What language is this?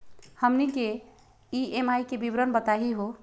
Magahi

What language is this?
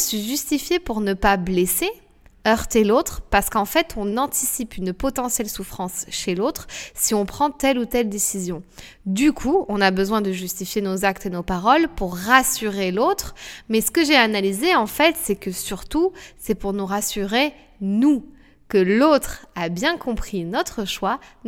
French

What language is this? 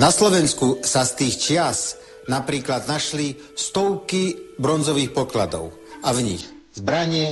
Slovak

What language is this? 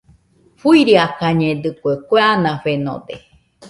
Nüpode Huitoto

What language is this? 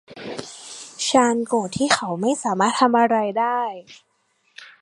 Thai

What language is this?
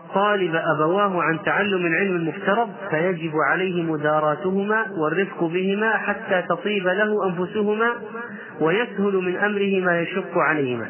Arabic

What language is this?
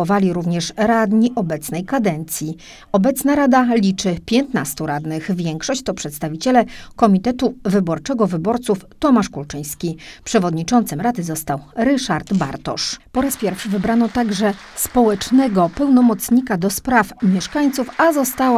Polish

